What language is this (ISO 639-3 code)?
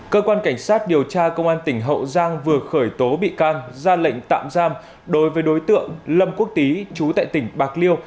vie